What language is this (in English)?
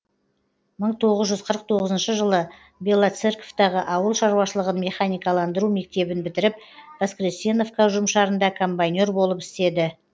Kazakh